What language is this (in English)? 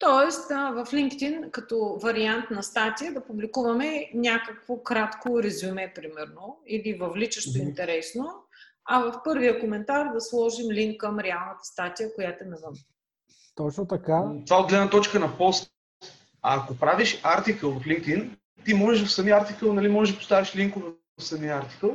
Bulgarian